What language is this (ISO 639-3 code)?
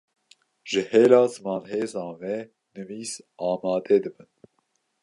kur